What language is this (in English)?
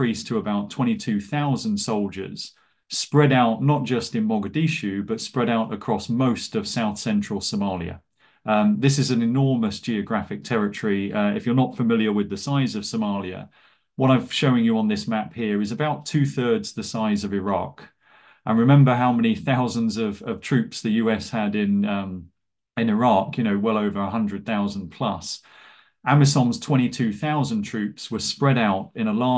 English